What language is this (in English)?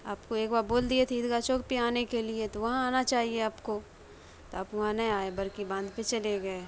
Urdu